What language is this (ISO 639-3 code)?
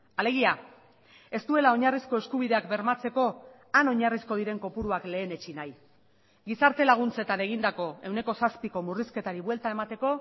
eus